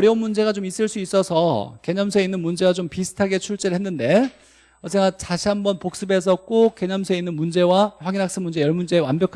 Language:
Korean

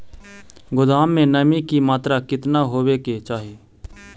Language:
Magahi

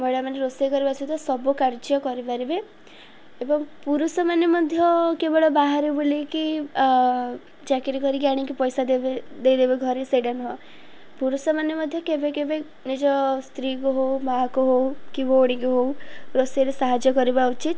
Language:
Odia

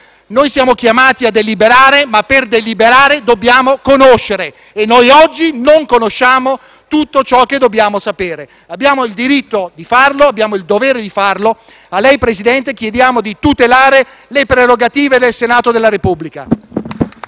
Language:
Italian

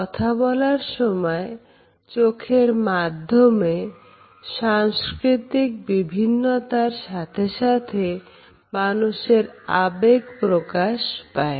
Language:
Bangla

